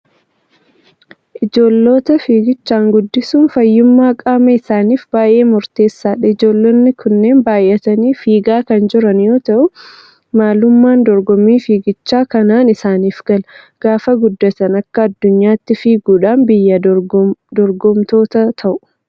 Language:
Oromo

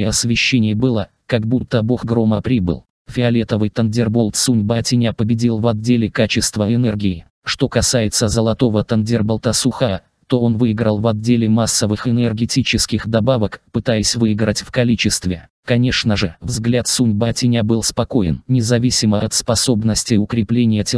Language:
Russian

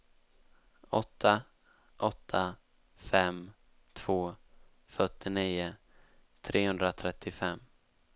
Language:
Swedish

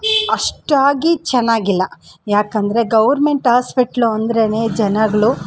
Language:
Kannada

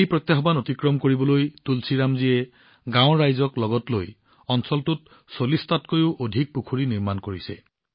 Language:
Assamese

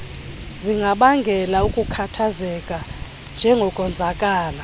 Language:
Xhosa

